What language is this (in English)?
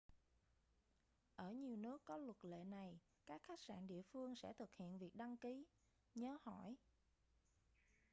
Vietnamese